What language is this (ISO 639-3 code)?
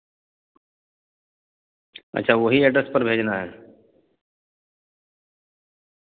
urd